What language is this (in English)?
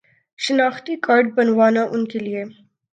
Urdu